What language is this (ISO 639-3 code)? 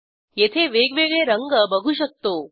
mar